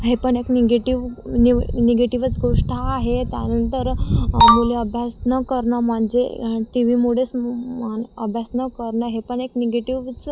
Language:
Marathi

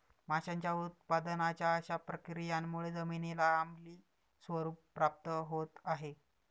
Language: Marathi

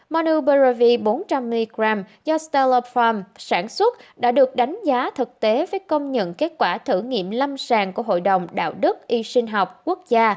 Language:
Vietnamese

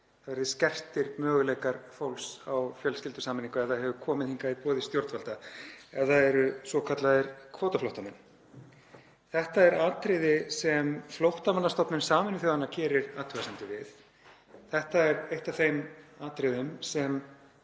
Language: Icelandic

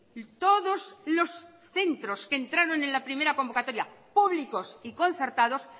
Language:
Spanish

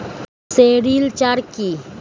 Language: Bangla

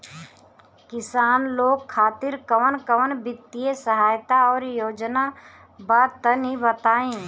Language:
Bhojpuri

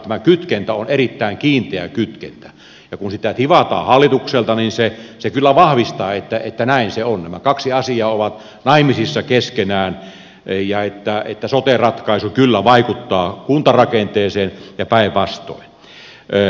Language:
Finnish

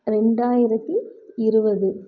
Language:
Tamil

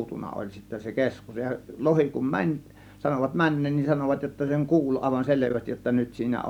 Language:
Finnish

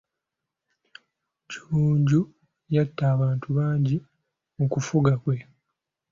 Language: Ganda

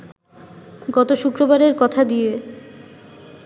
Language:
Bangla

